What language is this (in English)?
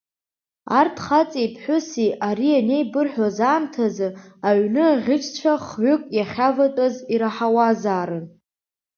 Abkhazian